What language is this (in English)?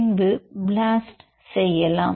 Tamil